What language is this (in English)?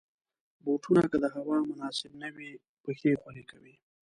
Pashto